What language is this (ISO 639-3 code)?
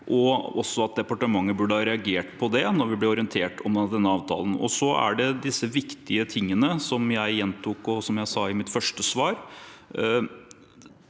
nor